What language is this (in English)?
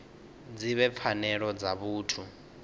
Venda